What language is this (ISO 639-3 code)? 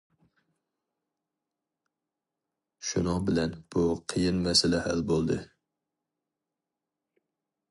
uig